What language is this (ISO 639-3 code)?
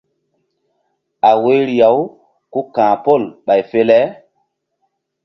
mdd